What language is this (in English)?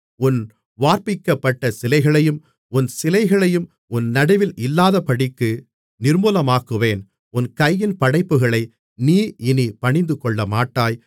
Tamil